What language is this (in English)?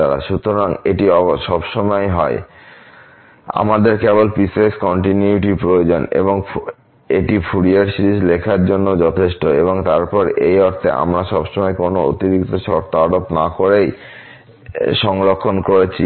Bangla